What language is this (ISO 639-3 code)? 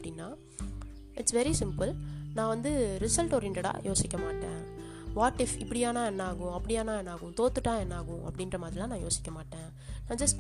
tam